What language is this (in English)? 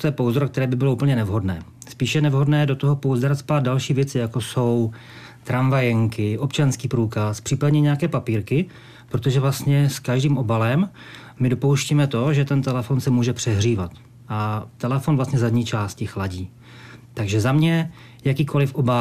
Czech